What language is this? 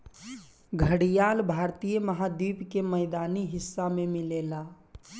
Bhojpuri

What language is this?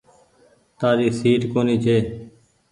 Goaria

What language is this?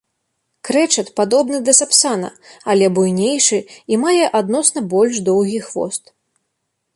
Belarusian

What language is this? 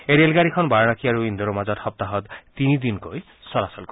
Assamese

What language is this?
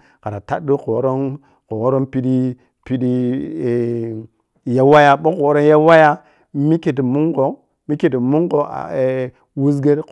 Piya-Kwonci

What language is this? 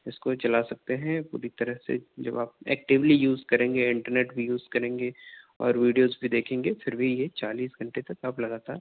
Urdu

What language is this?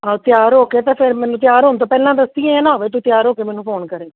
Punjabi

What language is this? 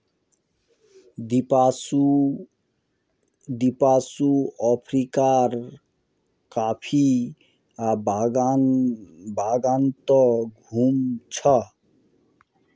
Magahi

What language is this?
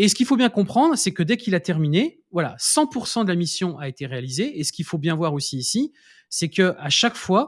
French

